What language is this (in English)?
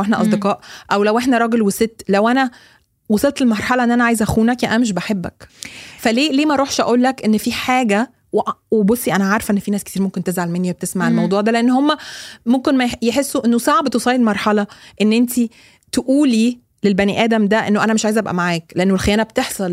Arabic